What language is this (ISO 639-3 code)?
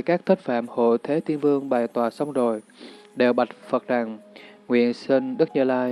vie